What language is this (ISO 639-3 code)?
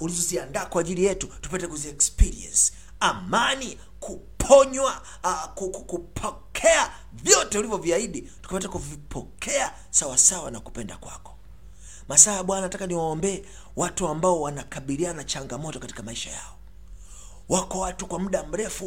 swa